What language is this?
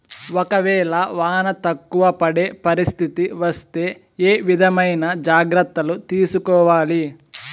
Telugu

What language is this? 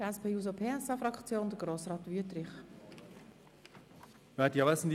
Swiss German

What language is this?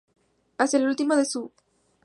Spanish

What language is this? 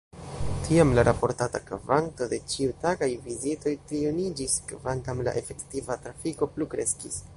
Esperanto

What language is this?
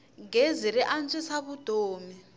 Tsonga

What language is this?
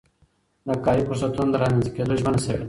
Pashto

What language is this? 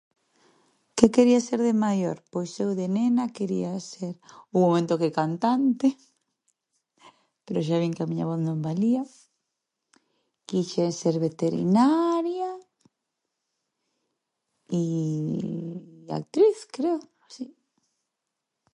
Galician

